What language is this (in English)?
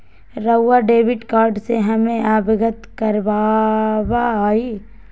Magahi